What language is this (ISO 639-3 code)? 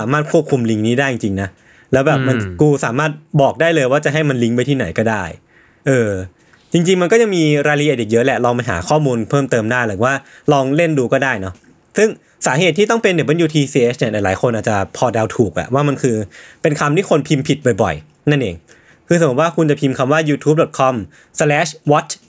tha